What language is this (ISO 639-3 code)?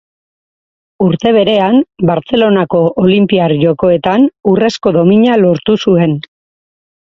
eus